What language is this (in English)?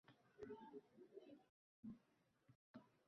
Uzbek